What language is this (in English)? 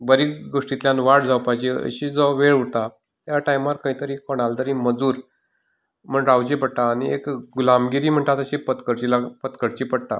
Konkani